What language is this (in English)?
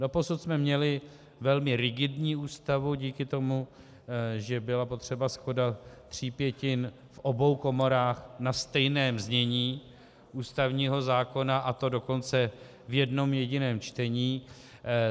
Czech